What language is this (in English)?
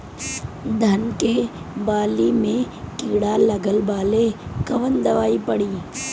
Bhojpuri